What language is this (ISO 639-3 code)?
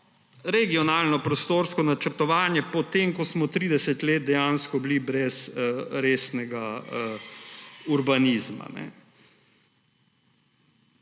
slv